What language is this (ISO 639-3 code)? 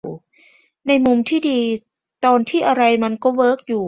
tha